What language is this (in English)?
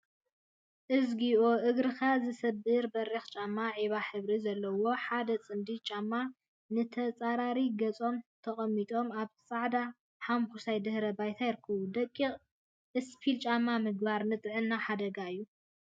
Tigrinya